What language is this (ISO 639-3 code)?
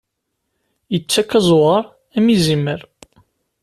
kab